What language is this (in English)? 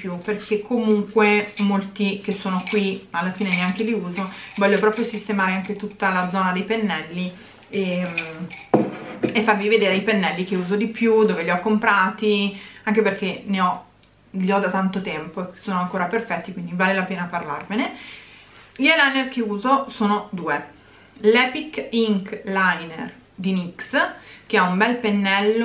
Italian